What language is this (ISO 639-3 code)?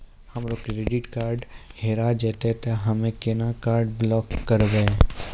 mai